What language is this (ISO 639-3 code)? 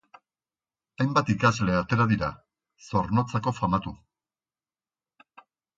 eus